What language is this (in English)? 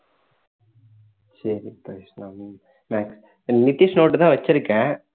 Tamil